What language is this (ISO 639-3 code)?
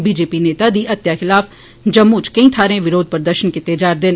doi